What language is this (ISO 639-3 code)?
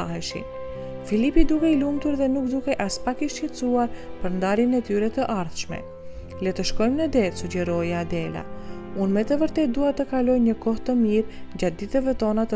ron